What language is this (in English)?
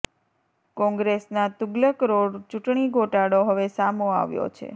Gujarati